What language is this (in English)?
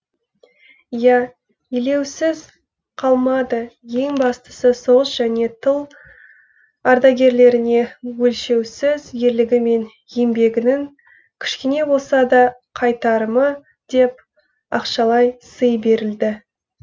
Kazakh